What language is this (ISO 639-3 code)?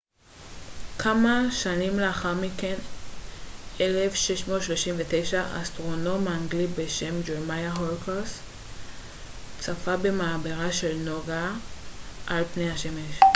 heb